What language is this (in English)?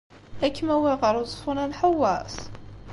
Kabyle